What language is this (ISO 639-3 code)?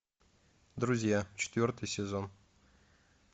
rus